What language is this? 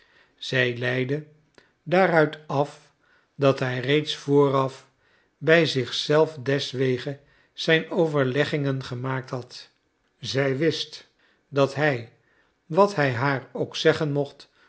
Dutch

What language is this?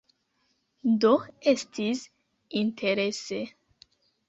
Esperanto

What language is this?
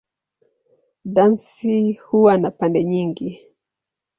Swahili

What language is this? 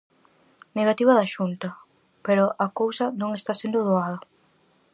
Galician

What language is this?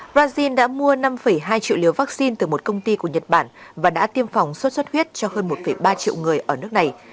Vietnamese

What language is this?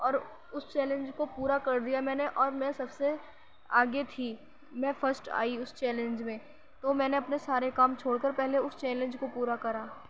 Urdu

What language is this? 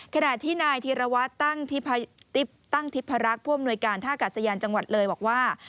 Thai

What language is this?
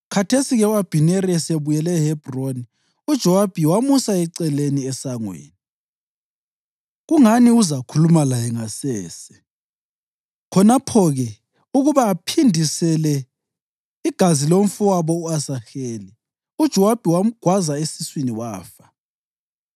North Ndebele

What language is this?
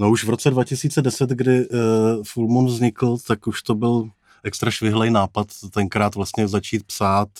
Czech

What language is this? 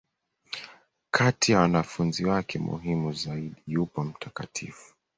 Swahili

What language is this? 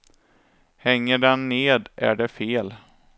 Swedish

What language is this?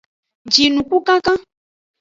Aja (Benin)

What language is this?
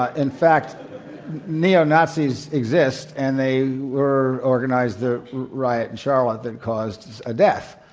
English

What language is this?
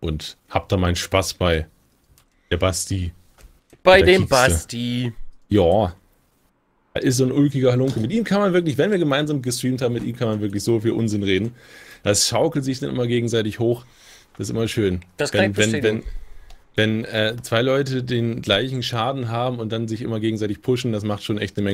German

